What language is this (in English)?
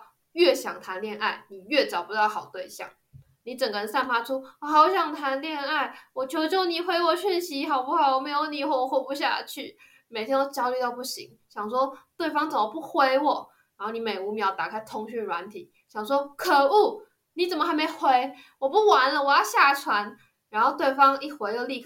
Chinese